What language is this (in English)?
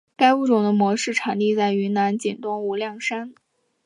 Chinese